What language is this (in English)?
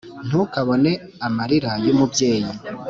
Kinyarwanda